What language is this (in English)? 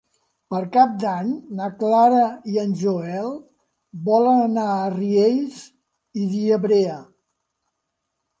Catalan